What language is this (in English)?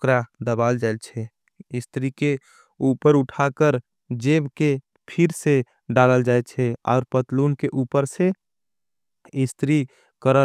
Angika